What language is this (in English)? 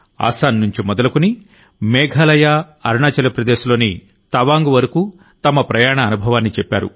Telugu